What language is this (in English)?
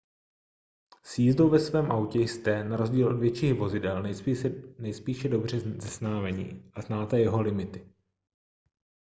Czech